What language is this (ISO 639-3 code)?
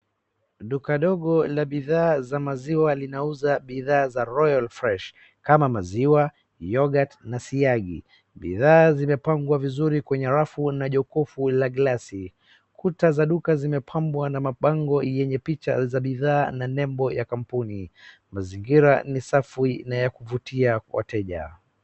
swa